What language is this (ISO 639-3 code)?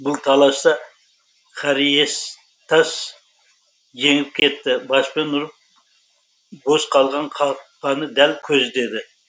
kaz